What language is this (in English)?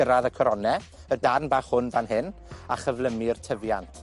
Welsh